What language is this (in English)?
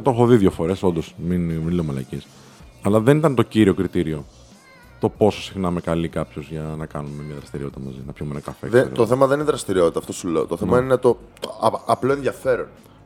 Greek